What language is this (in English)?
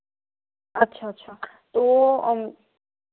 Hindi